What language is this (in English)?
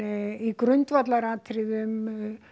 Icelandic